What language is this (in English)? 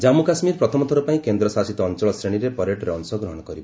Odia